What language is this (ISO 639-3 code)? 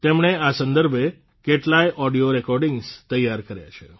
guj